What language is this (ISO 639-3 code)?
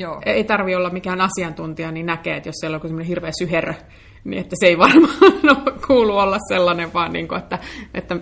fin